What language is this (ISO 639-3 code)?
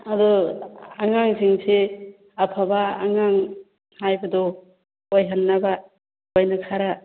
mni